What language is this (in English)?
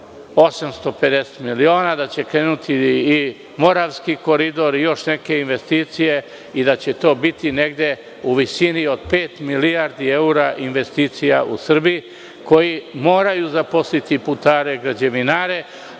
Serbian